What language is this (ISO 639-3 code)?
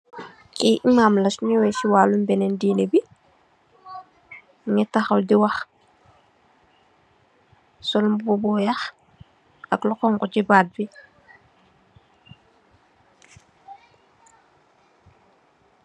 wol